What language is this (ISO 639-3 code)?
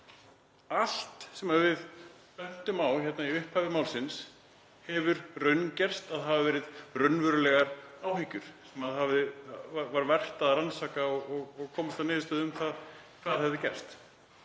isl